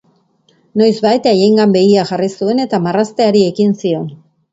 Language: Basque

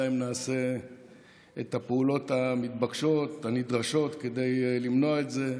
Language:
Hebrew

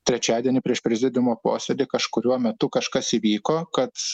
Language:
Lithuanian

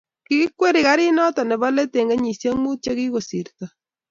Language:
Kalenjin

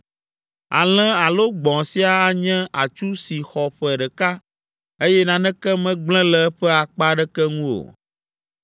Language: Ewe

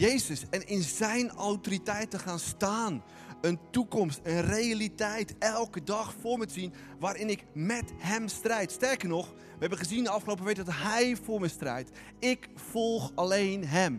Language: Dutch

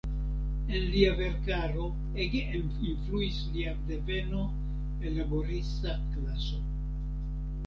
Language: Esperanto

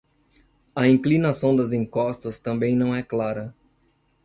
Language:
Portuguese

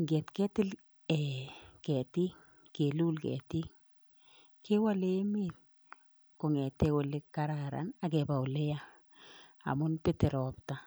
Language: Kalenjin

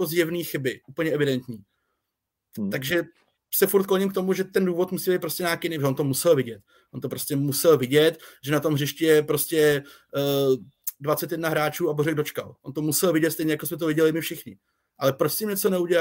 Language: Czech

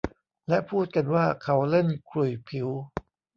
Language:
Thai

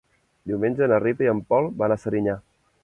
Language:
Catalan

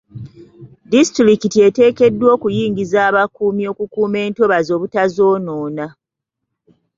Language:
Ganda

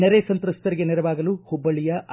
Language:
Kannada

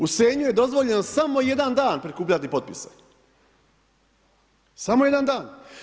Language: Croatian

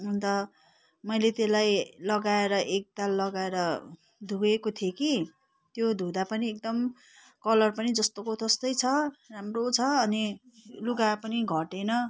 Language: Nepali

